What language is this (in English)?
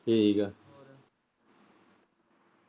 Punjabi